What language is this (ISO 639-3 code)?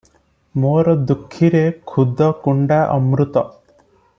ori